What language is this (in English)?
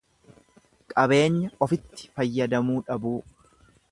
Oromo